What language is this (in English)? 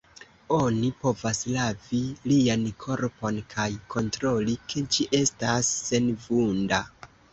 Esperanto